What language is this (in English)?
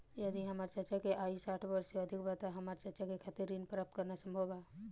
Bhojpuri